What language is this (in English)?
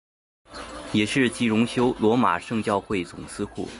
Chinese